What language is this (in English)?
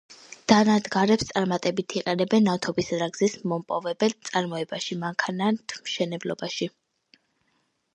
Georgian